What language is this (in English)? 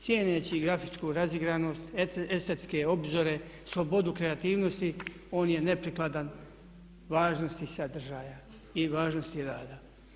Croatian